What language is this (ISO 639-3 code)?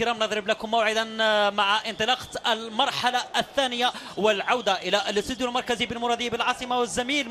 ara